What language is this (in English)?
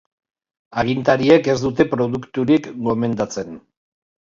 Basque